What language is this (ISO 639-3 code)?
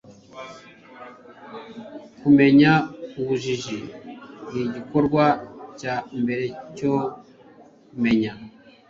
kin